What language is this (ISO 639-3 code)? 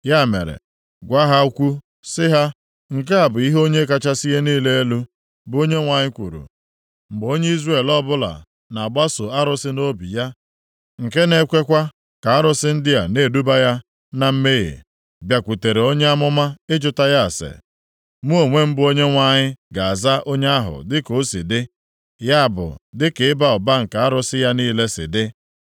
ibo